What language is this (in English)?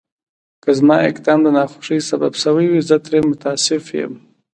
Pashto